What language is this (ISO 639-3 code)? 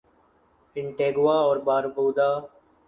urd